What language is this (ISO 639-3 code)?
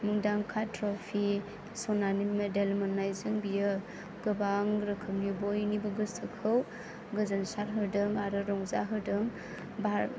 brx